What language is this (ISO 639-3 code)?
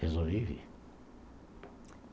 por